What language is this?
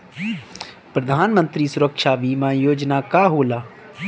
Bhojpuri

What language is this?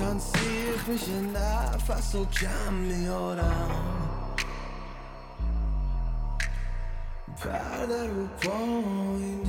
Persian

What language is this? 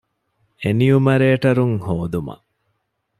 Divehi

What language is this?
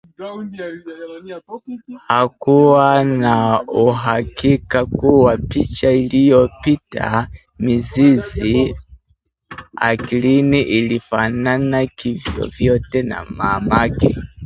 Swahili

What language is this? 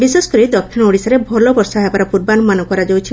Odia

